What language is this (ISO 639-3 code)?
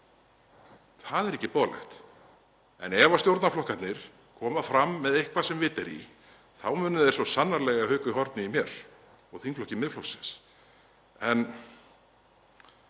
isl